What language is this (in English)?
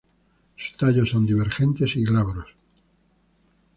Spanish